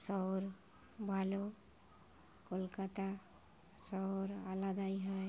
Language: Bangla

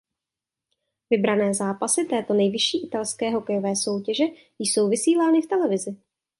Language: Czech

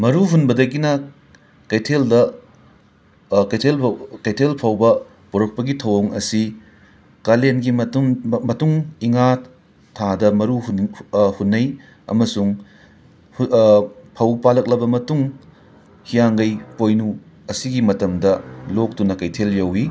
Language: Manipuri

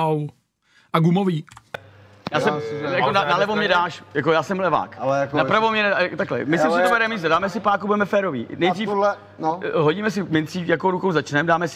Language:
Czech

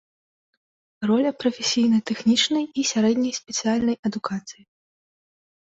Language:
Belarusian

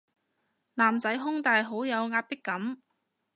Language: Cantonese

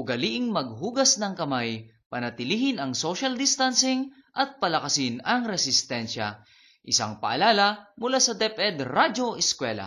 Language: Filipino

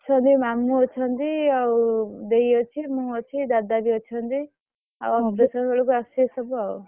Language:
Odia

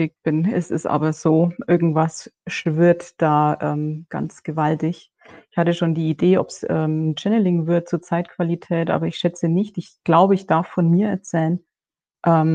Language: German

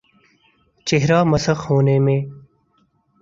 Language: Urdu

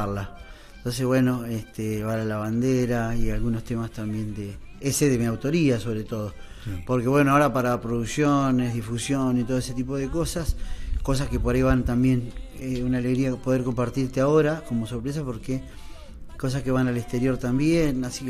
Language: Spanish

